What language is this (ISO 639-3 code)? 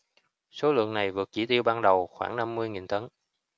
vie